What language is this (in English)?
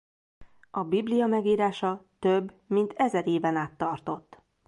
Hungarian